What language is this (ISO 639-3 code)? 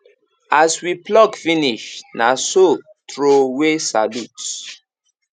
pcm